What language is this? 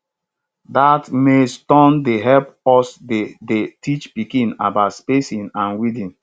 Nigerian Pidgin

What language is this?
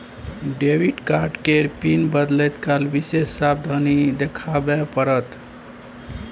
Maithili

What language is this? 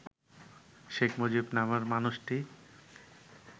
Bangla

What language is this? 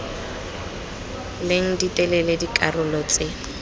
Tswana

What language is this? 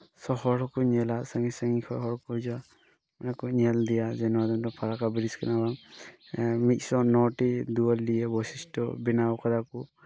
Santali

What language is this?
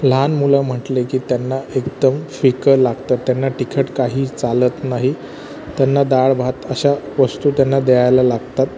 Marathi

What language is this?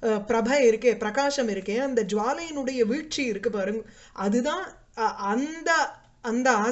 Sanskrit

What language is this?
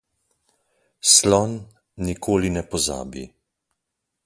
Slovenian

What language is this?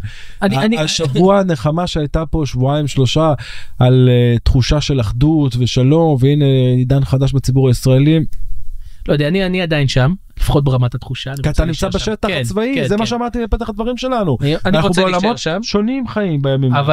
Hebrew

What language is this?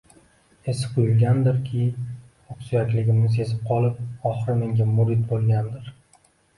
Uzbek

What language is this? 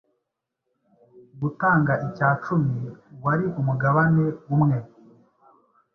Kinyarwanda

